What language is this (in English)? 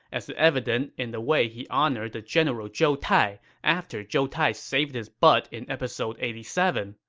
English